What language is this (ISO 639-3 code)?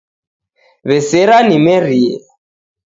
dav